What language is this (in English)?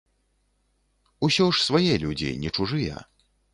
Belarusian